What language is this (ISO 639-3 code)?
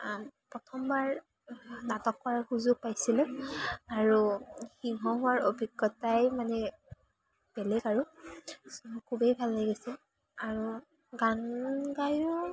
asm